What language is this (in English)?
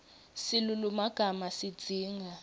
Swati